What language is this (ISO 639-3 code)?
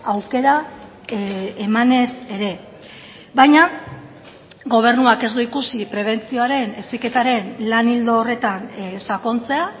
eus